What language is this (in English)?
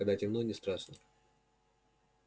Russian